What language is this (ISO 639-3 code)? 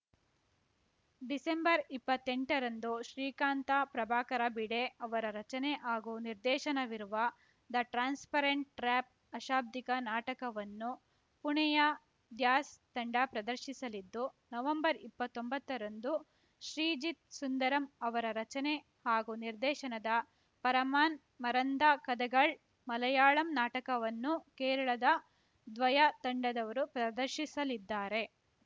kan